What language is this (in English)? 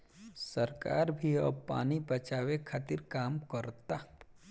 Bhojpuri